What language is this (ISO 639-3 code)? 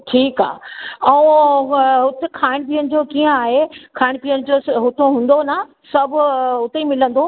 snd